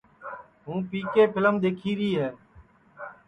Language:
Sansi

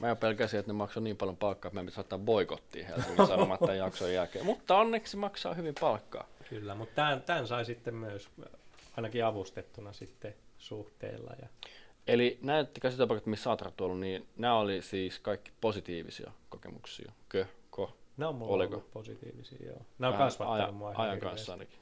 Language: Finnish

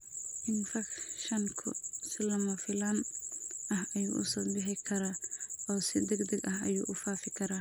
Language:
Somali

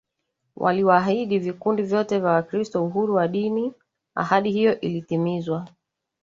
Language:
Swahili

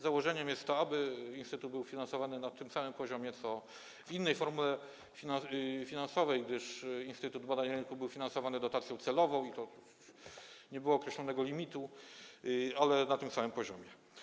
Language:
Polish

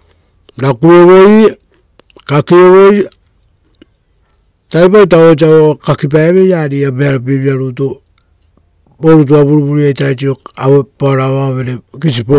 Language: Rotokas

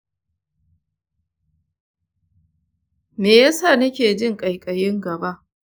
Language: Hausa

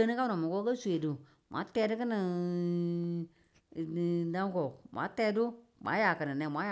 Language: Tula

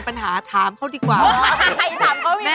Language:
Thai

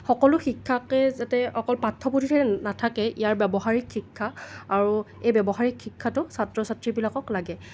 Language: Assamese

